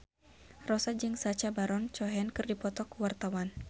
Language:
Sundanese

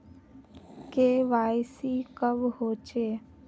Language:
Magahi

